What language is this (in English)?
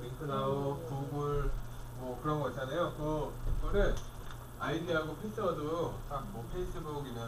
Korean